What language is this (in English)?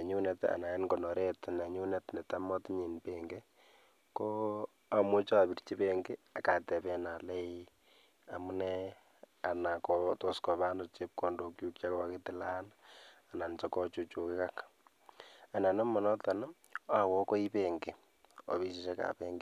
Kalenjin